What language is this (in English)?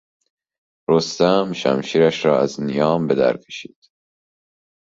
Persian